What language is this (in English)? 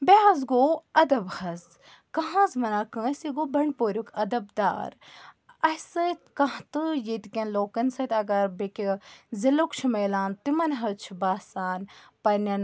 Kashmiri